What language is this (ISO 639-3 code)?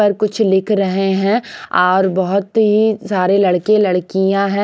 hin